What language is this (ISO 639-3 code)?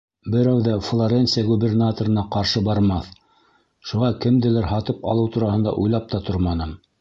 bak